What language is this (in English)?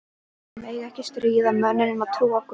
Icelandic